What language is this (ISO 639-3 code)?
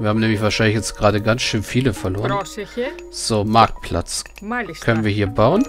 deu